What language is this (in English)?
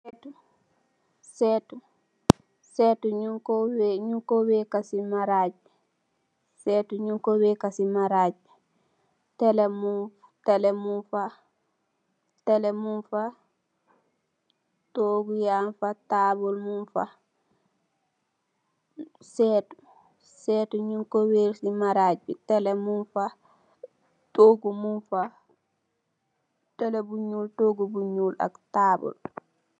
Wolof